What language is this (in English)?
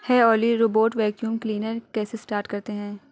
Urdu